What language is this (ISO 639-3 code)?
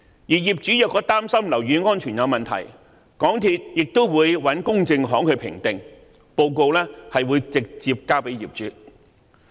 yue